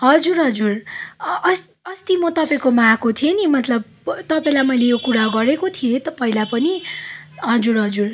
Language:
Nepali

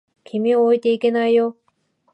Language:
Japanese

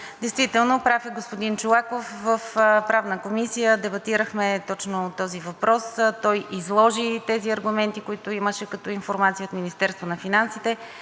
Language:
Bulgarian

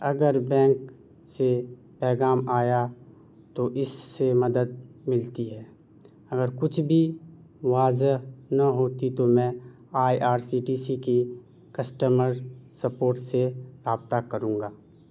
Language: Urdu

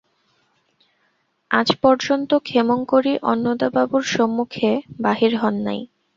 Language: Bangla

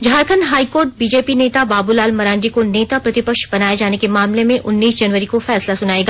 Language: Hindi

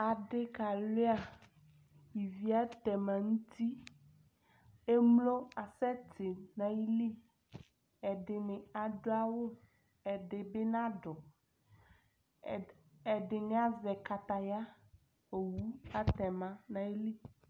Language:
Ikposo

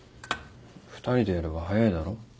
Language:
Japanese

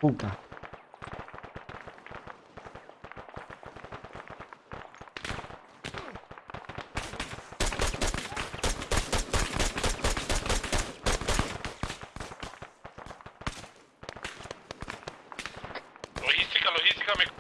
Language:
Spanish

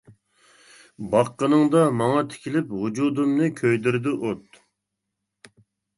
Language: Uyghur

